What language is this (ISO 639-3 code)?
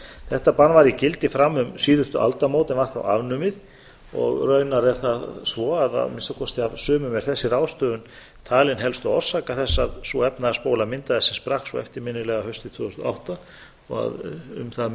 isl